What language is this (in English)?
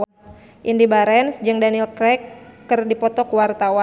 Sundanese